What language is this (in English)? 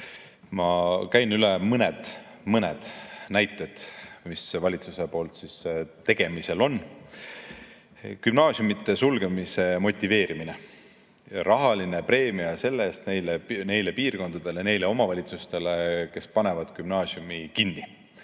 Estonian